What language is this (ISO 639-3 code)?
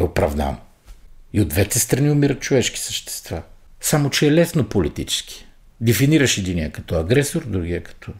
bul